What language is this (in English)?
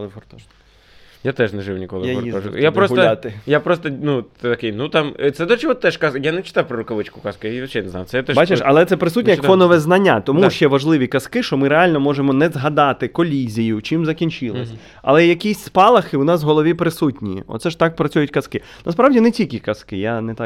Ukrainian